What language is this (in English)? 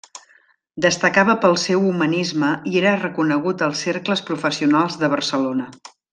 Catalan